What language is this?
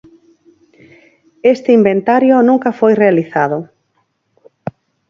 Galician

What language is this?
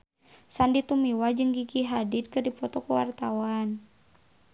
Sundanese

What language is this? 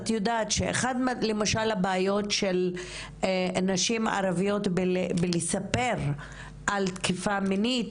Hebrew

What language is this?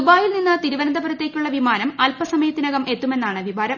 Malayalam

